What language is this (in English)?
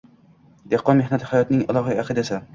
Uzbek